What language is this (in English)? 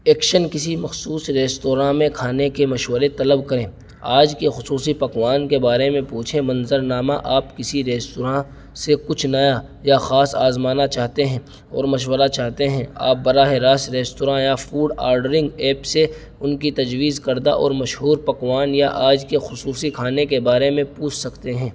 Urdu